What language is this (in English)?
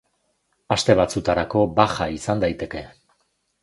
Basque